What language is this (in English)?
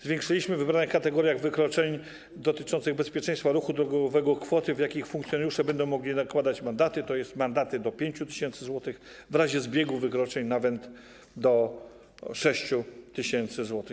Polish